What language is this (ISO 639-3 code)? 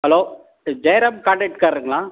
tam